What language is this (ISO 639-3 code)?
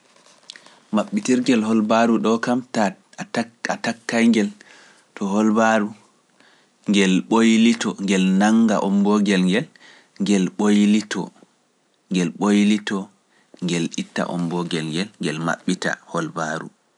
fuf